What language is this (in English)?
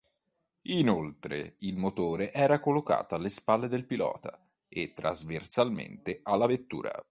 Italian